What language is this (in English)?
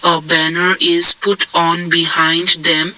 English